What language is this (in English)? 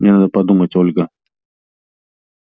Russian